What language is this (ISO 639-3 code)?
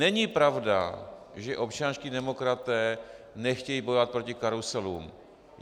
ces